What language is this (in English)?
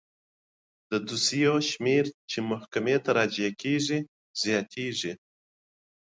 Pashto